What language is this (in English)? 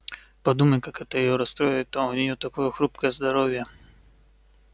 Russian